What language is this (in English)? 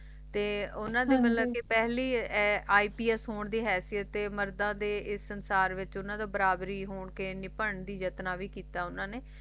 Punjabi